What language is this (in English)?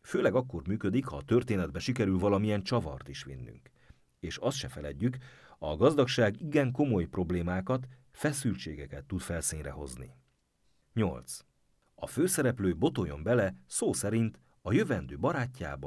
Hungarian